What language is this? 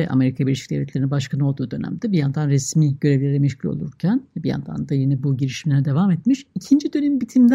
Turkish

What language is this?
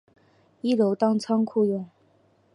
Chinese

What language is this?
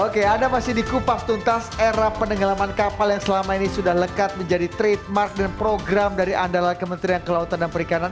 Indonesian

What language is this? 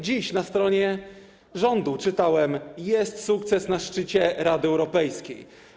Polish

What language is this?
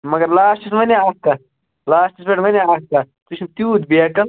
Kashmiri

